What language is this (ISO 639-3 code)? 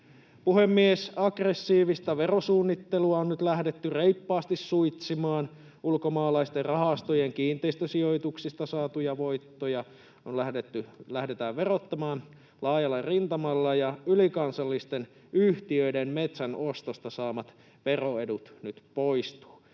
fin